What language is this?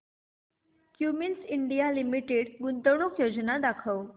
Marathi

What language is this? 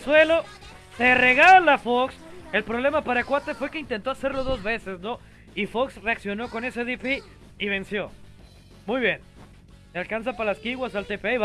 Spanish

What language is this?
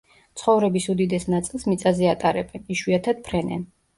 Georgian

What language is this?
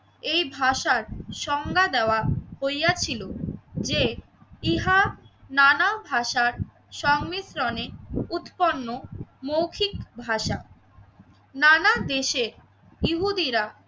Bangla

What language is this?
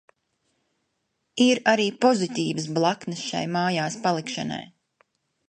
Latvian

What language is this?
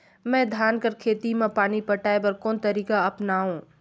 Chhattisgarhi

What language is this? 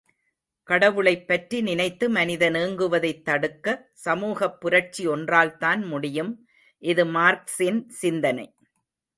Tamil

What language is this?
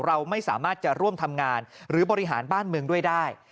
Thai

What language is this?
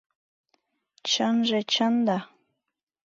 Mari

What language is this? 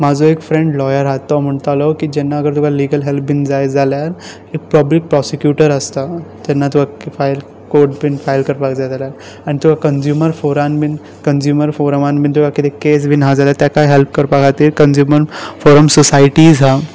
Konkani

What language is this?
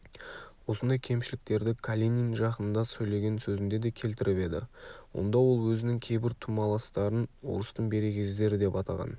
Kazakh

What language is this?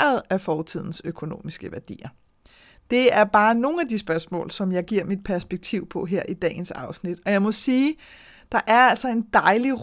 Danish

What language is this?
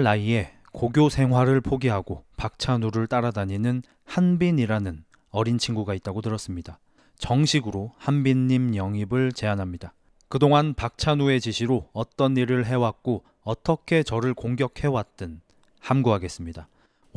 Korean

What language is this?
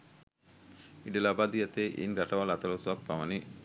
Sinhala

